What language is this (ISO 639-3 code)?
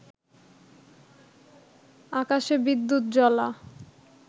ben